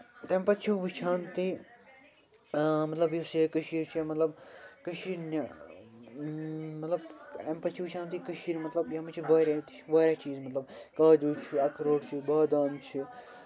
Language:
Kashmiri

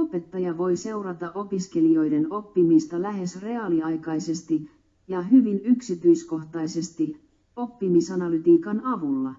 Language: Finnish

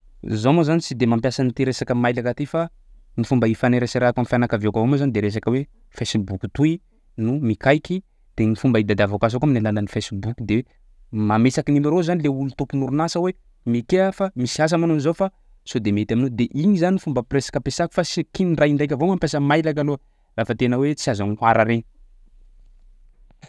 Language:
Sakalava Malagasy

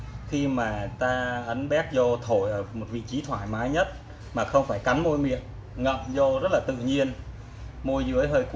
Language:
Vietnamese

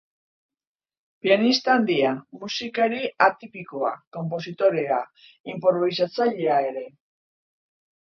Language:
Basque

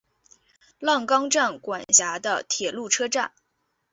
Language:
Chinese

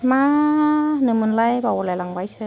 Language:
Bodo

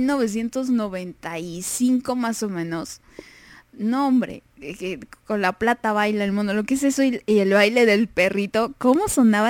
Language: Spanish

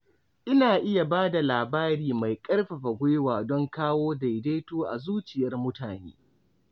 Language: Hausa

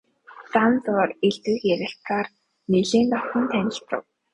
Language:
Mongolian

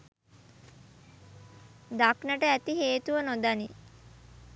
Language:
Sinhala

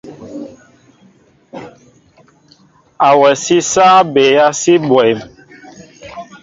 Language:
Mbo (Cameroon)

